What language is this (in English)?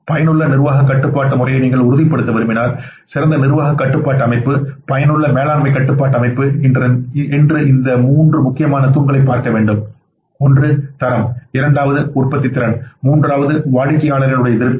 Tamil